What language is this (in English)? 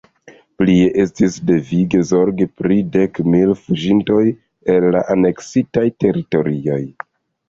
Esperanto